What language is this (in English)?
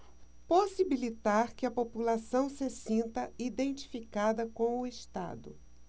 Portuguese